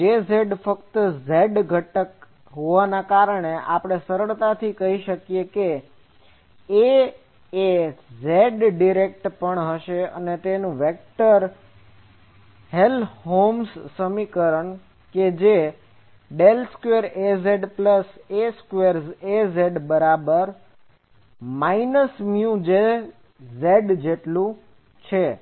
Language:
Gujarati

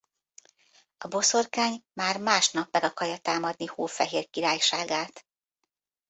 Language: Hungarian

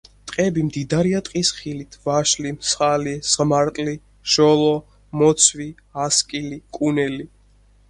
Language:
Georgian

